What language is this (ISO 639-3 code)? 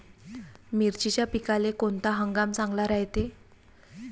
mar